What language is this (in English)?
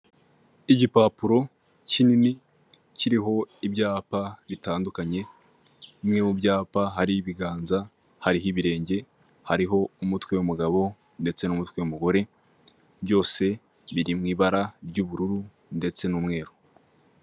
Kinyarwanda